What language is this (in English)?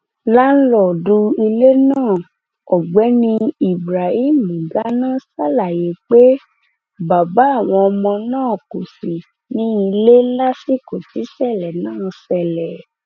Yoruba